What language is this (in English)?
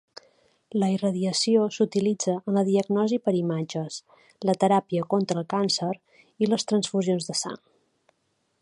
Catalan